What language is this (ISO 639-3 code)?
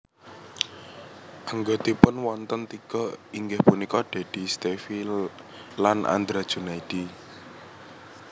jav